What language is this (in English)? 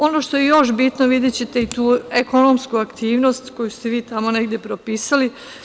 Serbian